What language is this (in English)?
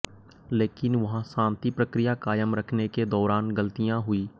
Hindi